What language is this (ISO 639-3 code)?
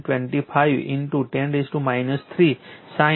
guj